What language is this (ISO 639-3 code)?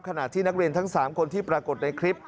tha